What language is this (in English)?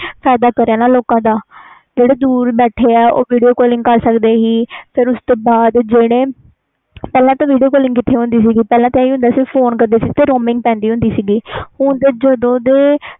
Punjabi